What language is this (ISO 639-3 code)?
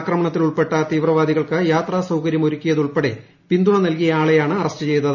mal